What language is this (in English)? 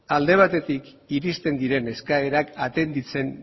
Basque